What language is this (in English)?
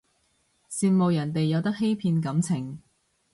Cantonese